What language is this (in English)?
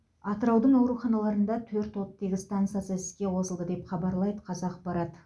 Kazakh